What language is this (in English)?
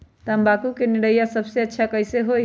Magahi